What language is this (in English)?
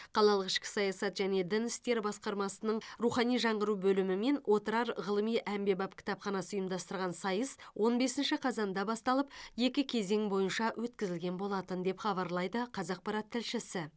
Kazakh